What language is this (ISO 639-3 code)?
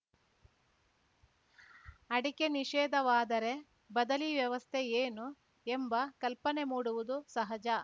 kan